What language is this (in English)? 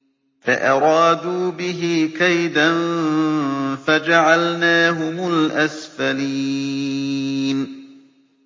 Arabic